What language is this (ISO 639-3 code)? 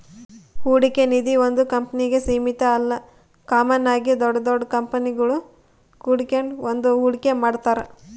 kan